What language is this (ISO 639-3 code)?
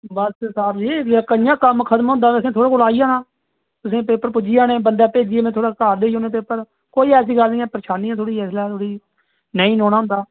doi